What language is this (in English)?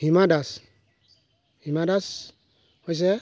Assamese